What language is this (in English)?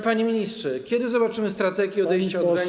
Polish